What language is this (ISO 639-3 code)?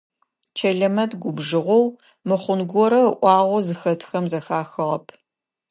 ady